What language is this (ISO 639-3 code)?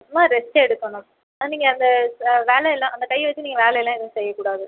tam